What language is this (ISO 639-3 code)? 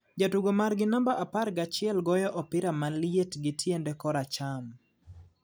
luo